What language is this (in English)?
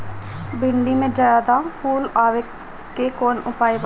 Bhojpuri